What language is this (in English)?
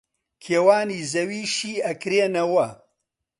Central Kurdish